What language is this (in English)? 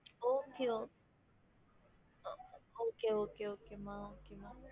Tamil